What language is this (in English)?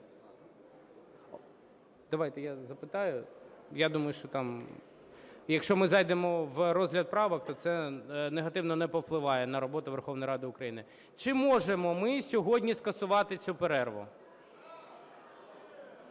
Ukrainian